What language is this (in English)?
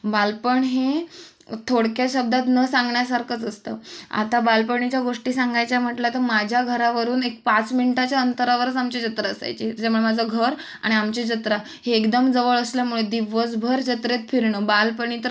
Marathi